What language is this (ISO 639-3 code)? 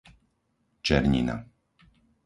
slk